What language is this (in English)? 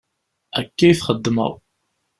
Kabyle